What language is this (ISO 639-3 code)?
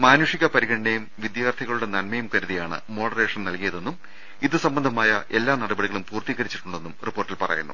mal